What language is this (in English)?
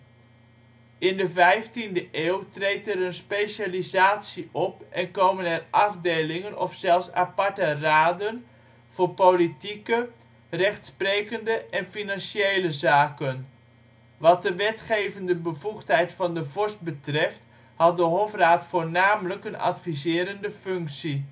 Dutch